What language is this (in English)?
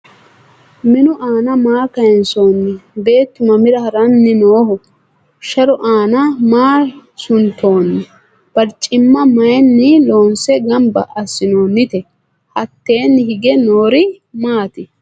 Sidamo